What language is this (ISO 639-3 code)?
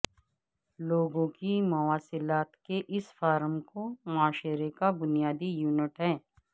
urd